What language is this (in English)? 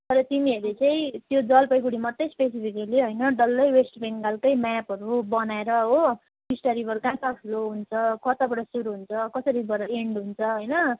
Nepali